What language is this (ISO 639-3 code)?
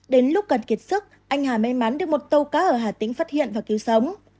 vie